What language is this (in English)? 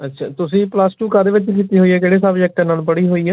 Punjabi